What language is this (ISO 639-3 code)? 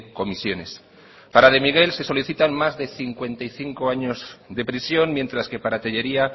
spa